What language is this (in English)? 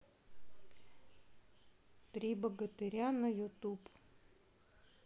Russian